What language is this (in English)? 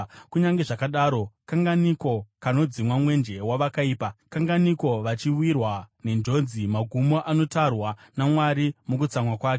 Shona